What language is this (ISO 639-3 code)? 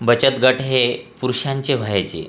mar